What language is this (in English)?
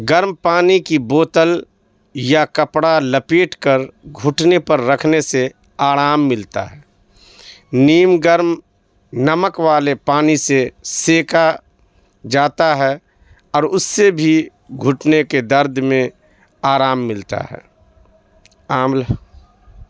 Urdu